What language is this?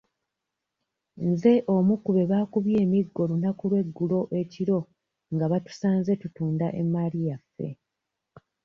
Ganda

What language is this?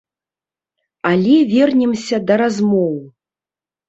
Belarusian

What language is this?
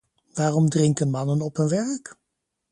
Dutch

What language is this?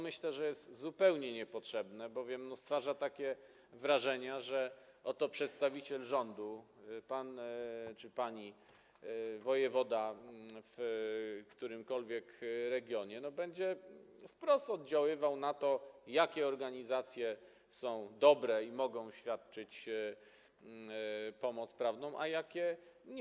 Polish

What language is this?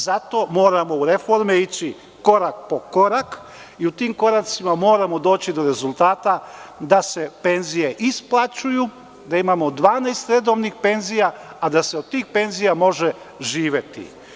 Serbian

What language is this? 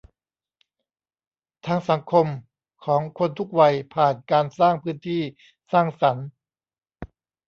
Thai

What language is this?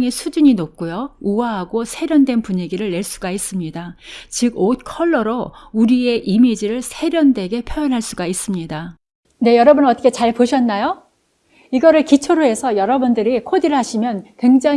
Korean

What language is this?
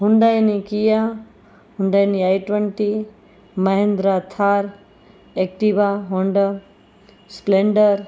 Gujarati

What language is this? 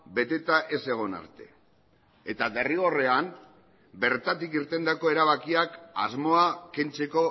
Basque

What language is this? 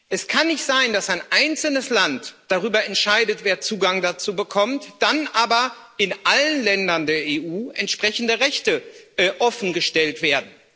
German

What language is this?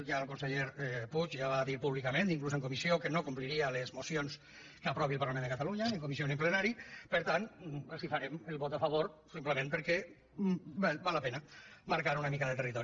Catalan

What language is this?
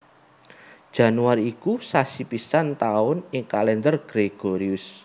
Javanese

